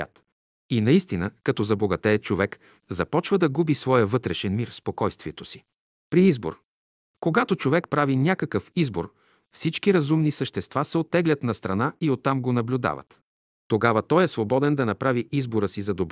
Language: Bulgarian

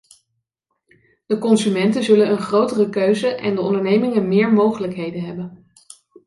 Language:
Dutch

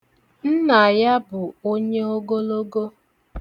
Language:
Igbo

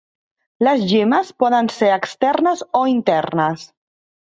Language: Catalan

